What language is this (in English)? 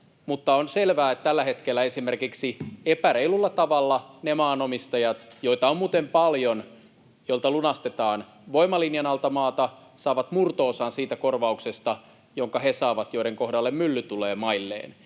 Finnish